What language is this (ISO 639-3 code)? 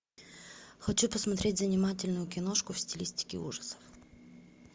rus